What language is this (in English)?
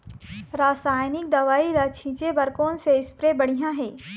Chhattisgarhi